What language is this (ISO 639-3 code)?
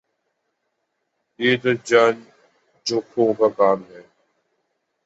urd